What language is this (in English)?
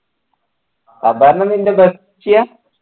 Malayalam